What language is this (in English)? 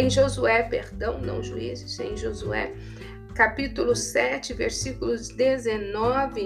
Portuguese